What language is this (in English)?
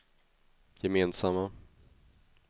Swedish